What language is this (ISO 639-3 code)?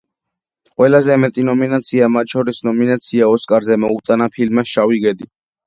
kat